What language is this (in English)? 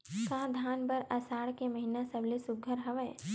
Chhattisgarhi